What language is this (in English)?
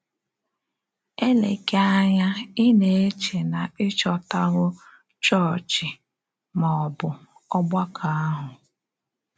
Igbo